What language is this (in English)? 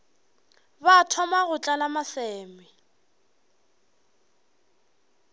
Northern Sotho